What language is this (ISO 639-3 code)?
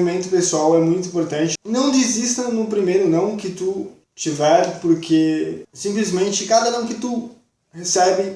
por